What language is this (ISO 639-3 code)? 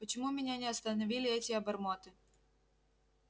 rus